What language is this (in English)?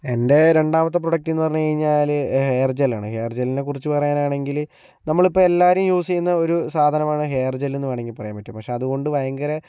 Malayalam